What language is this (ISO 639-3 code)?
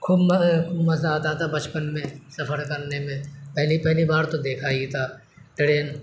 urd